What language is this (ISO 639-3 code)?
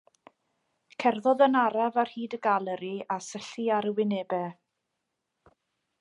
cym